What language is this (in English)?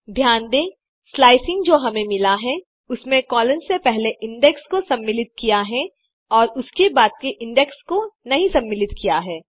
Hindi